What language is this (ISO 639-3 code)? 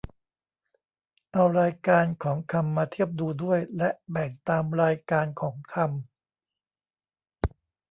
tha